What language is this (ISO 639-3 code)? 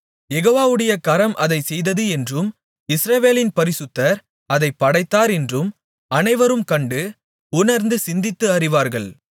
tam